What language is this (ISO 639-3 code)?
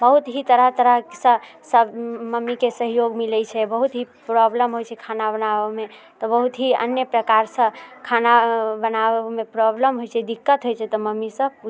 mai